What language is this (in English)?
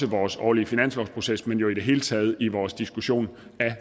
Danish